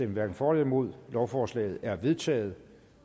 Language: Danish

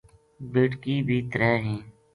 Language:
Gujari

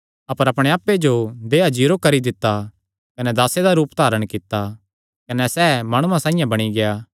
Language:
Kangri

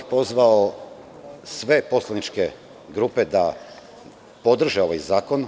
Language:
Serbian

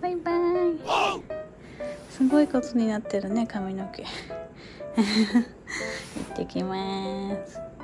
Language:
Japanese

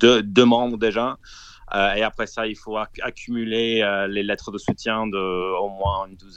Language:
French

